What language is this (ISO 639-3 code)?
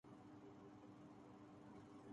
urd